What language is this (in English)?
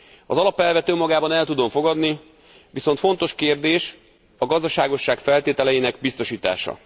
Hungarian